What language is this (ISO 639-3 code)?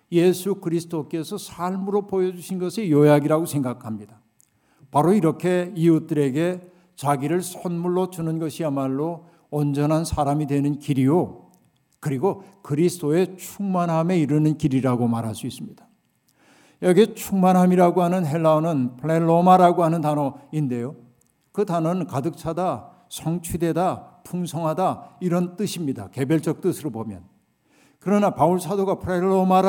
kor